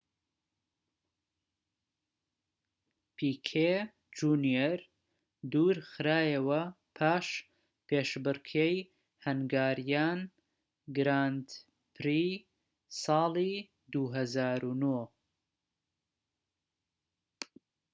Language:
Central Kurdish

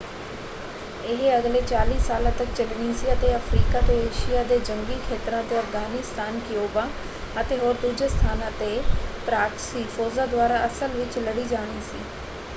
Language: Punjabi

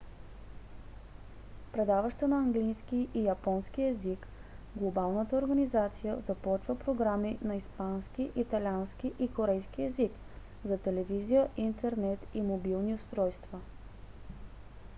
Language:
Bulgarian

